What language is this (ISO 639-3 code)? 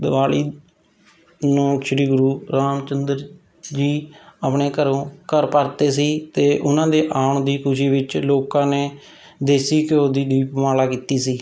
pan